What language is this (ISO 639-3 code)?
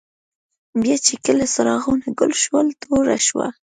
pus